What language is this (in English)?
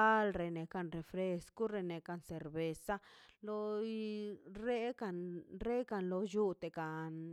Mazaltepec Zapotec